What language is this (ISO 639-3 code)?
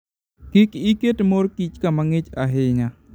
luo